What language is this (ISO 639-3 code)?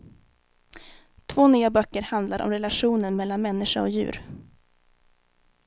swe